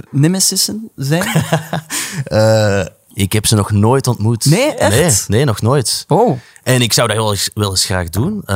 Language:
Dutch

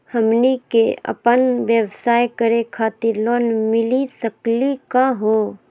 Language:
Magahi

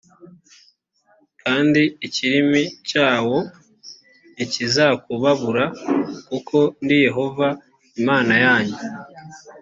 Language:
Kinyarwanda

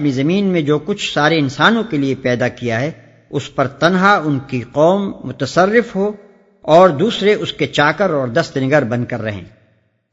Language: Urdu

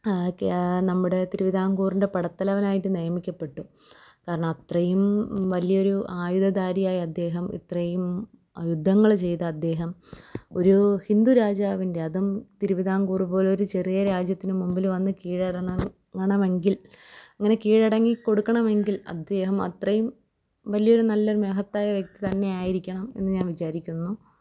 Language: Malayalam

